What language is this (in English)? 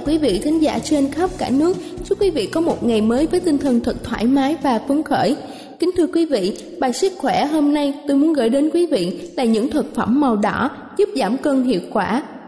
Vietnamese